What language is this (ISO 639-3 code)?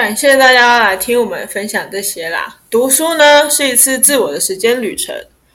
zho